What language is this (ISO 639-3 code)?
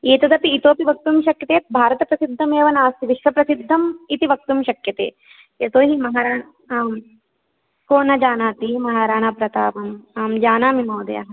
san